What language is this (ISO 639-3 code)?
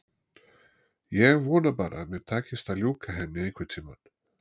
isl